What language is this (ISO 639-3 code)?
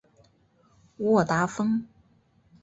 zho